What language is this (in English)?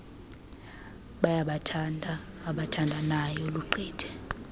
Xhosa